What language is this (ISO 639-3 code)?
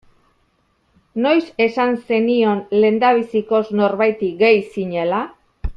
eus